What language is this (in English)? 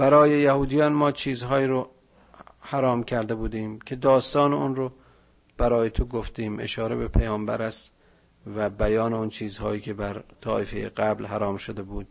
Persian